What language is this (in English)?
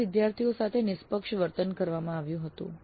Gujarati